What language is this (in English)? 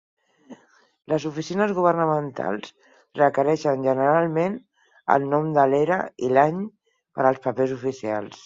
Catalan